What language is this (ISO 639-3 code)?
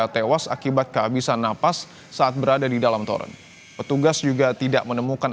ind